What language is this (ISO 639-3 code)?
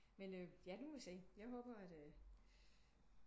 dan